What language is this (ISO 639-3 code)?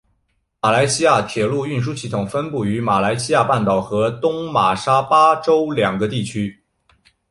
zho